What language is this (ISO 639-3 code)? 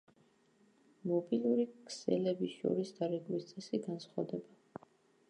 kat